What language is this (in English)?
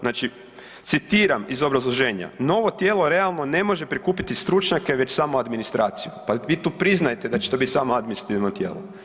Croatian